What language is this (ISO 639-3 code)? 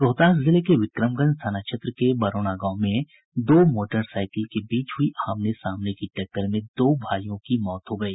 hin